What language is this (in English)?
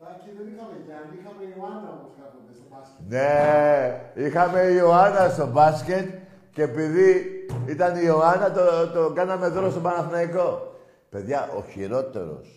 Greek